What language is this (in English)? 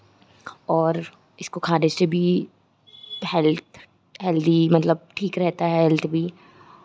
Hindi